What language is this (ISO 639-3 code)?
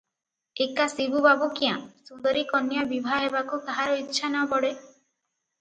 ori